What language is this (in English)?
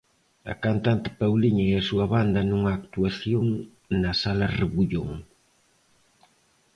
Galician